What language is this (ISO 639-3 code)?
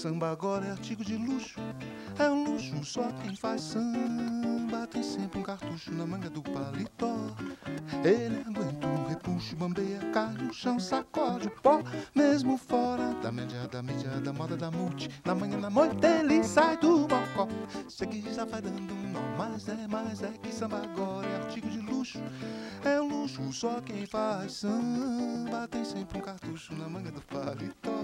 por